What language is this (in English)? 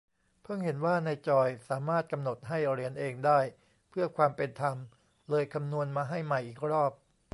Thai